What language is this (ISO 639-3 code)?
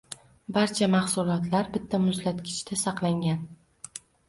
uzb